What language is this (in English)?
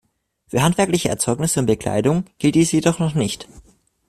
German